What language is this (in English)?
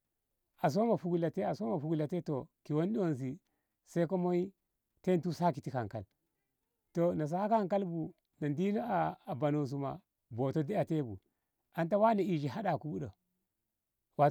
Ngamo